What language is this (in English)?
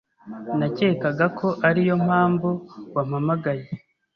Kinyarwanda